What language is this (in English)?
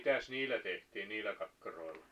Finnish